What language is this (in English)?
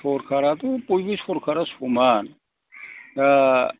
Bodo